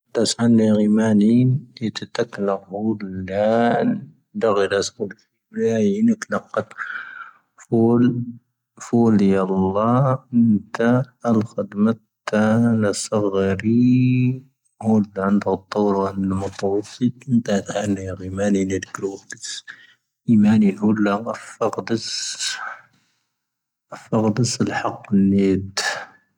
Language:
Tahaggart Tamahaq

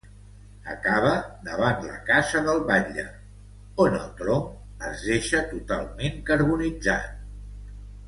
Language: Catalan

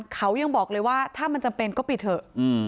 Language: Thai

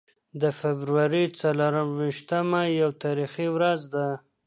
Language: Pashto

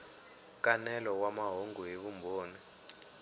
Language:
Tsonga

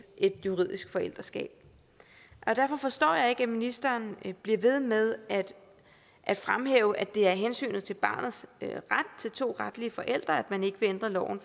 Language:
Danish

